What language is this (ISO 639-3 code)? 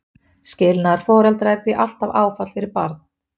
isl